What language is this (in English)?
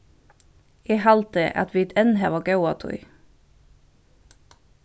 Faroese